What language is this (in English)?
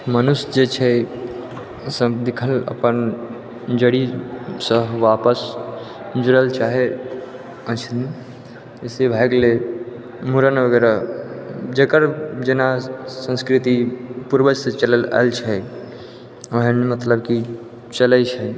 Maithili